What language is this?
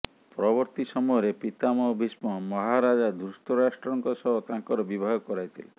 Odia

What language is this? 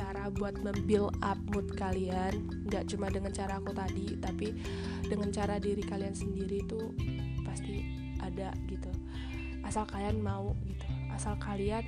Indonesian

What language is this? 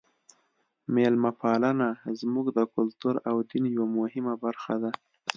Pashto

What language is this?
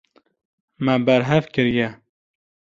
Kurdish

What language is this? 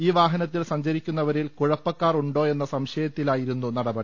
Malayalam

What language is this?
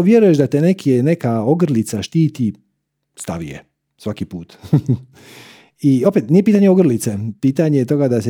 Croatian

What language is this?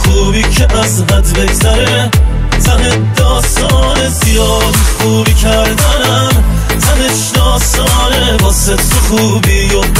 Persian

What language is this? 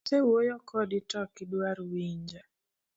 Luo (Kenya and Tanzania)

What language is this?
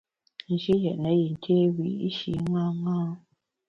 Bamun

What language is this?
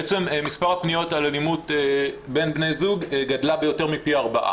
Hebrew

